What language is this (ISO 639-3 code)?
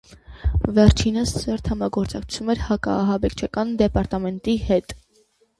hye